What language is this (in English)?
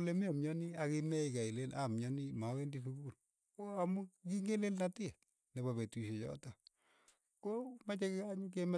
Keiyo